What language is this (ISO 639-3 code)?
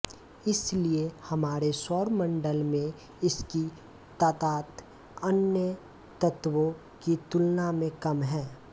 hin